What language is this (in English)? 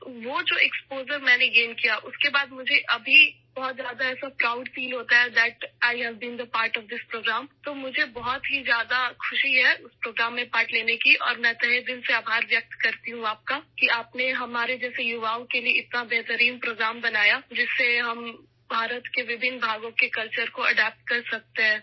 Urdu